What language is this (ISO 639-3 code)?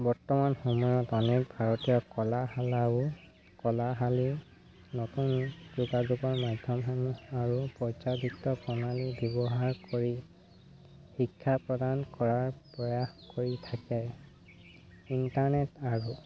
asm